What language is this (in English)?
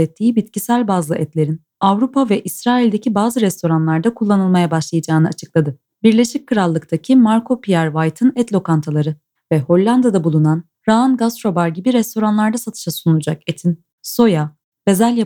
Turkish